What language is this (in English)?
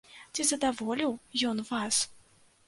Belarusian